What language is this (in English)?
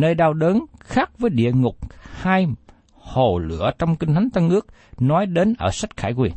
Vietnamese